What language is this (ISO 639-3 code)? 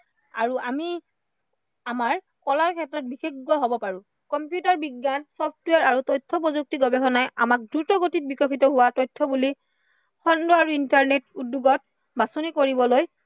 asm